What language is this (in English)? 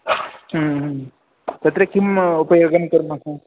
Sanskrit